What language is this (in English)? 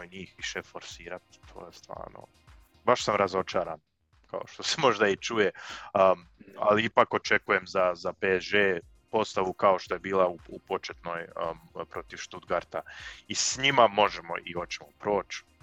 Croatian